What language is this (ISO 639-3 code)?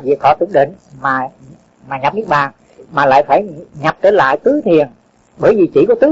vie